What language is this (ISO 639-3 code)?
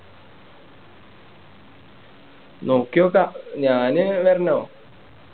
mal